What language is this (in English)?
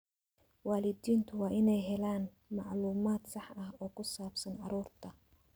Somali